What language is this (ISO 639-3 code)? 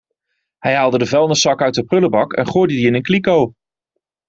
nld